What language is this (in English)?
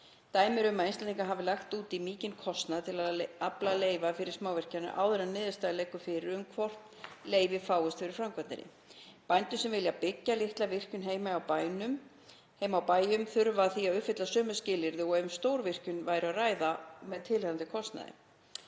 Icelandic